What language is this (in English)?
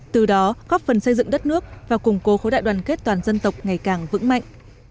Vietnamese